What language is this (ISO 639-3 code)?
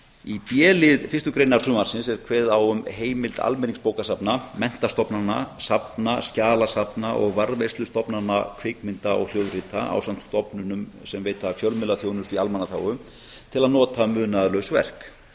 isl